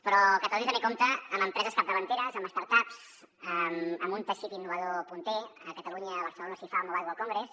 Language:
Catalan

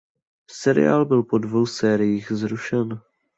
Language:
Czech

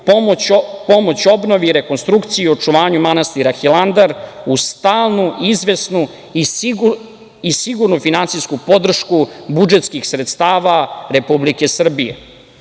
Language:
Serbian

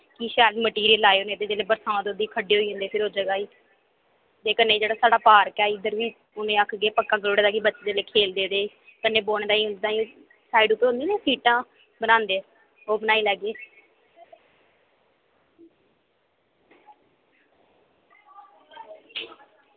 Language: Dogri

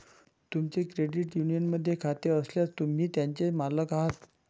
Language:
Marathi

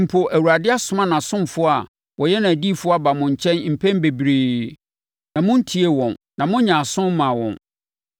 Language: Akan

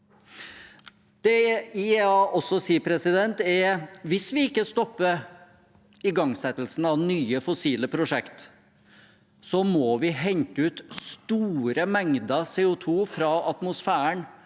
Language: Norwegian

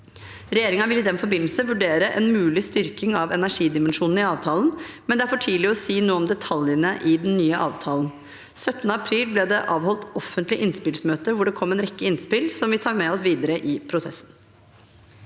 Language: Norwegian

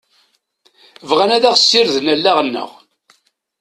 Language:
Kabyle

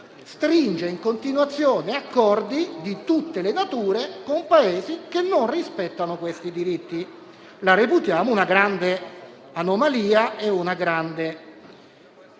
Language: Italian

